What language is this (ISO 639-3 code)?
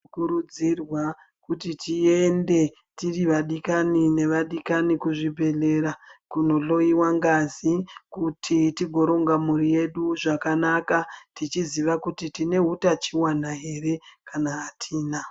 ndc